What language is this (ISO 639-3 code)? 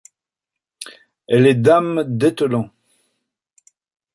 fra